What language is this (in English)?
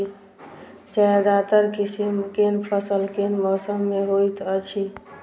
Maithili